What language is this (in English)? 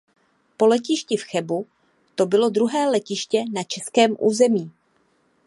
Czech